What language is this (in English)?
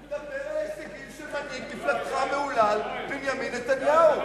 Hebrew